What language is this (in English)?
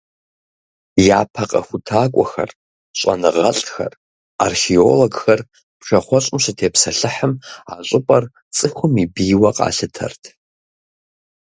Kabardian